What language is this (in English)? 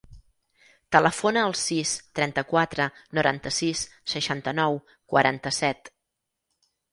Catalan